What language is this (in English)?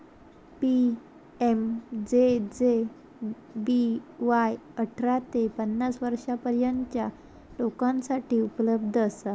Marathi